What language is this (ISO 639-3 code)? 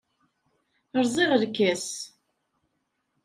kab